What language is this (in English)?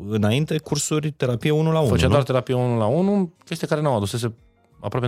Romanian